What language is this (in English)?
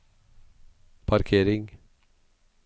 Norwegian